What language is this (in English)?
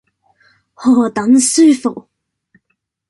Cantonese